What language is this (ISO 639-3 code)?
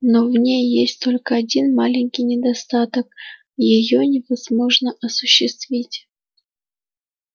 rus